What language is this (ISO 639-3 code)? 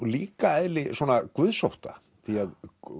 isl